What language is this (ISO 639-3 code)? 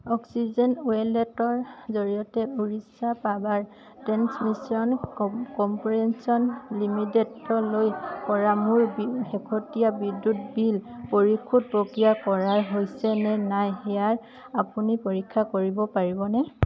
asm